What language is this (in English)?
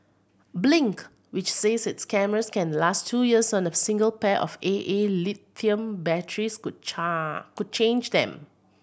English